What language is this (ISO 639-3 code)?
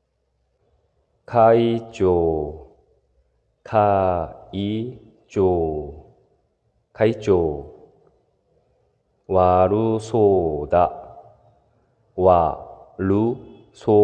jpn